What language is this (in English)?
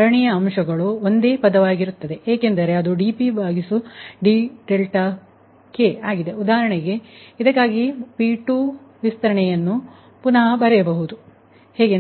Kannada